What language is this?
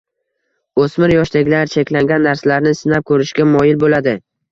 Uzbek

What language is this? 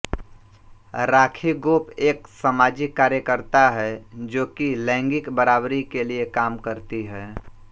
Hindi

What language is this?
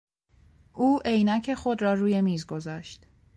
Persian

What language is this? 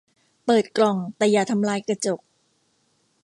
Thai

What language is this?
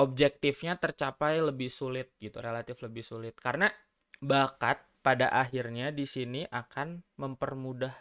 Indonesian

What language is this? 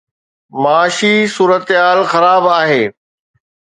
Sindhi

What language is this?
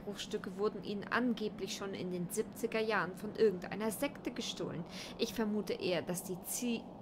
German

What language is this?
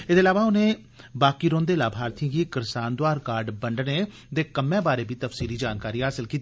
Dogri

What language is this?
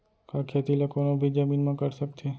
Chhattisgarhi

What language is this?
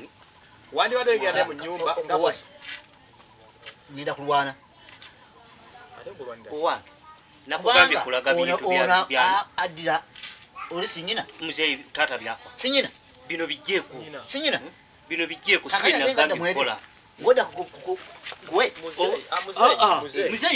Indonesian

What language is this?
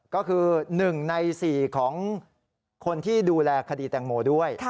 Thai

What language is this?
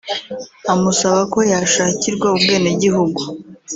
Kinyarwanda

